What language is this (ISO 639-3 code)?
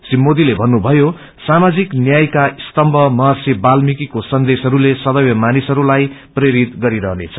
nep